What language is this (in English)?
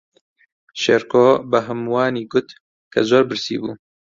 Central Kurdish